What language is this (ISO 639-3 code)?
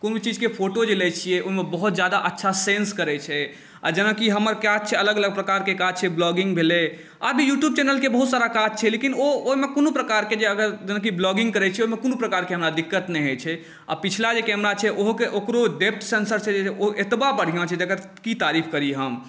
mai